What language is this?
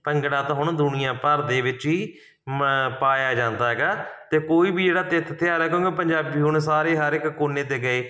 Punjabi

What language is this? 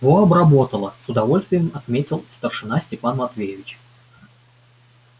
Russian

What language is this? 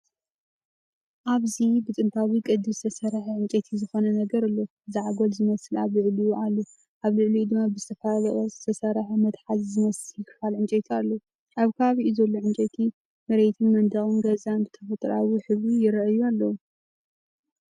Tigrinya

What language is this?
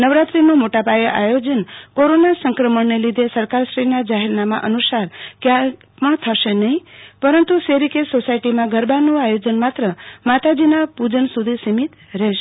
Gujarati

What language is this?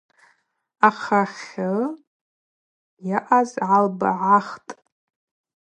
Abaza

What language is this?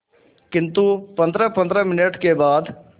Hindi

